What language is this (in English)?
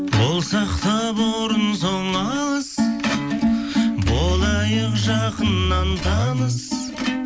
Kazakh